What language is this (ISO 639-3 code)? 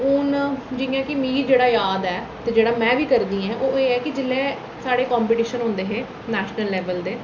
doi